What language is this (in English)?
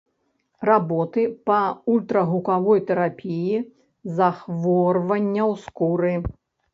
Belarusian